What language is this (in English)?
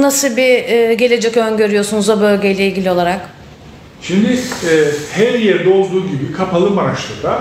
Turkish